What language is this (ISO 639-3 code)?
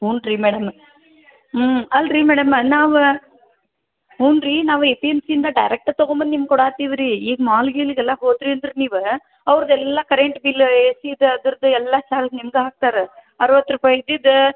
kan